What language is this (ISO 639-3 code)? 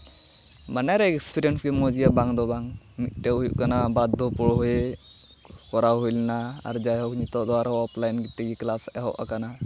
sat